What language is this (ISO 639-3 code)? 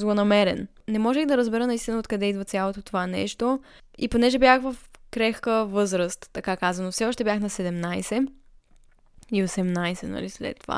bul